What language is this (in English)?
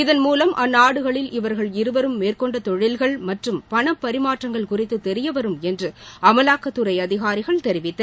Tamil